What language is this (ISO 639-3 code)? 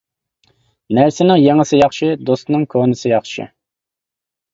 uig